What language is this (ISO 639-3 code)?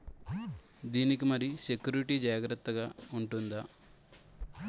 tel